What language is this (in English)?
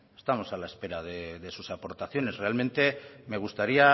Spanish